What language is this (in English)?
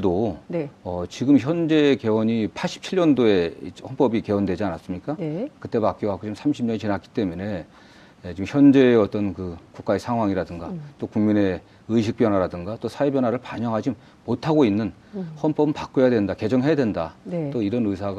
Korean